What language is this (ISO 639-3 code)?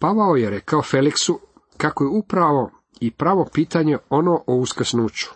hrv